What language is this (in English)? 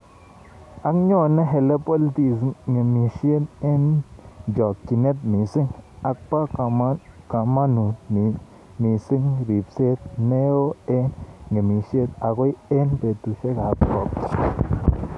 Kalenjin